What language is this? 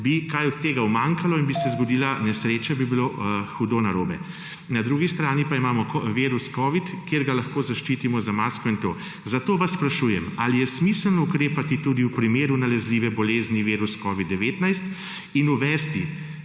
Slovenian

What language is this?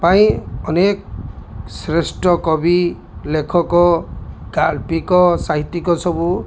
Odia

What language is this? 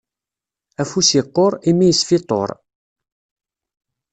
Kabyle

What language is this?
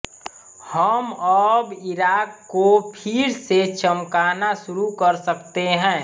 Hindi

